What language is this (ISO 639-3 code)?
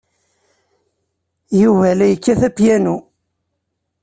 kab